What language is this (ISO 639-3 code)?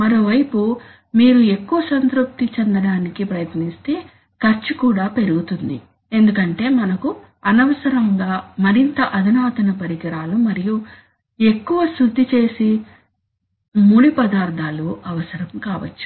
tel